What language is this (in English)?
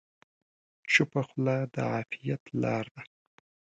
Pashto